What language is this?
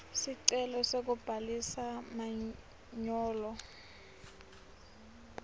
Swati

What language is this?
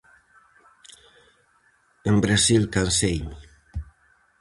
Galician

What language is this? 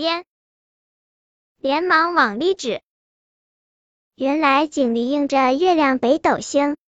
Chinese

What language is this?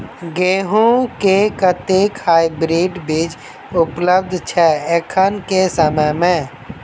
Maithili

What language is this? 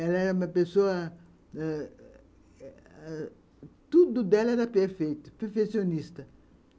Portuguese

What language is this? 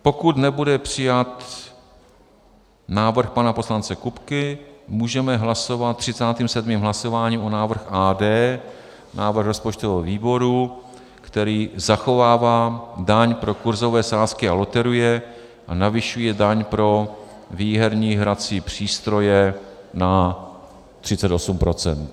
Czech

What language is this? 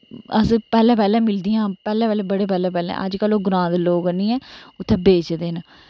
Dogri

